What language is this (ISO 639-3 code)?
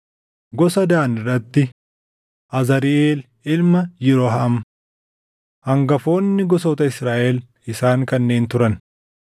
orm